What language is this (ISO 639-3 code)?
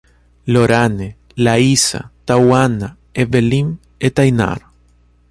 por